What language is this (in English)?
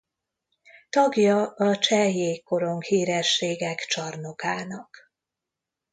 Hungarian